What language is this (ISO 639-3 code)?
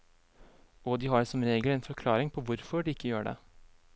nor